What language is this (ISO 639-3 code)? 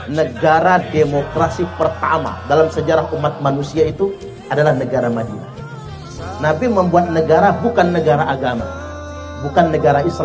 ind